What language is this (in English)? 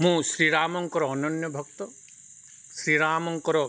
Odia